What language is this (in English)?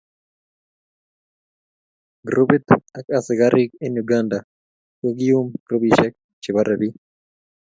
Kalenjin